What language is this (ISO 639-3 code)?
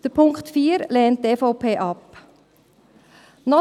gsw